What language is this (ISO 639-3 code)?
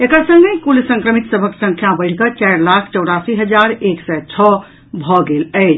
mai